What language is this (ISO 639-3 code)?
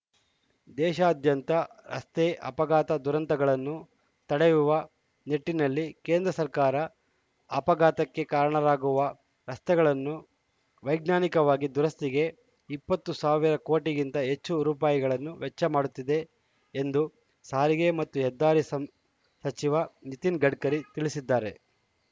kan